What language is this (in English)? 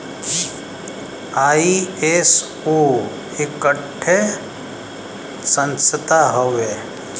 Bhojpuri